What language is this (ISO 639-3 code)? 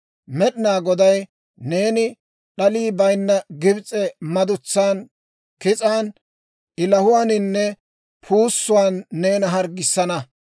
dwr